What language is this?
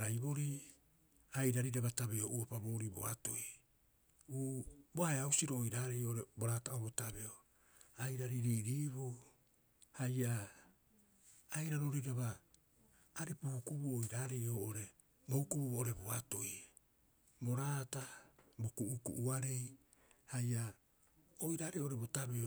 Rapoisi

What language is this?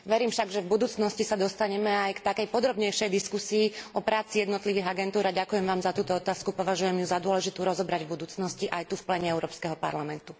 Slovak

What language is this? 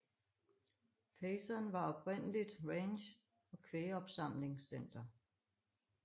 Danish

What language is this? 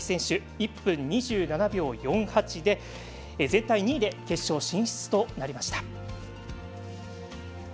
Japanese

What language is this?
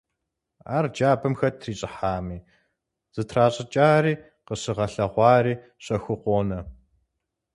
Kabardian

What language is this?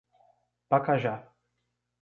Portuguese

